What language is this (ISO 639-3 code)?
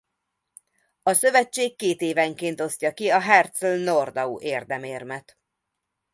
hun